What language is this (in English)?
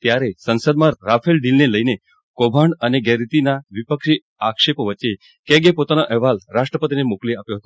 Gujarati